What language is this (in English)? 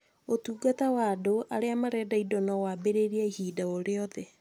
Kikuyu